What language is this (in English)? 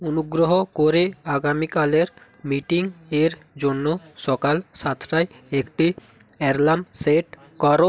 Bangla